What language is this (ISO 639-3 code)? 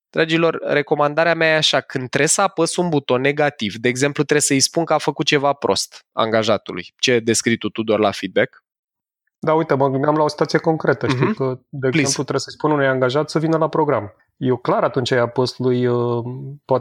ron